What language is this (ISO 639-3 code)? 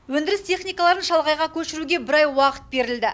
kaz